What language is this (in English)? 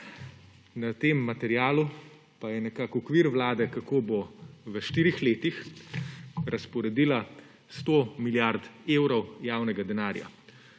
Slovenian